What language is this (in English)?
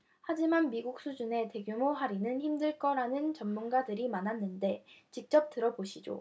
Korean